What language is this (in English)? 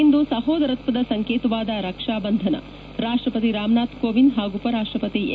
Kannada